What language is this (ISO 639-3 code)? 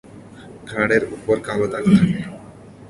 ben